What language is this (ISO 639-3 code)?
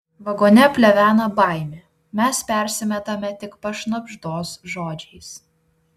lit